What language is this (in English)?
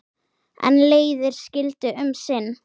Icelandic